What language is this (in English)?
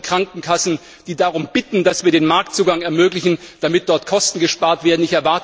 German